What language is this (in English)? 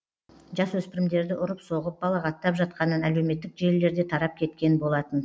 Kazakh